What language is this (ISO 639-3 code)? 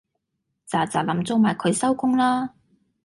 yue